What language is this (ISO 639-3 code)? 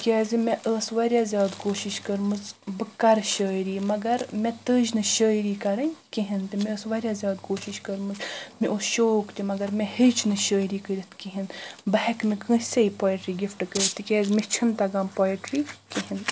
kas